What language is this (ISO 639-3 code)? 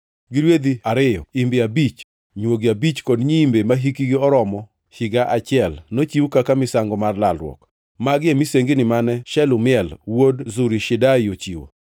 luo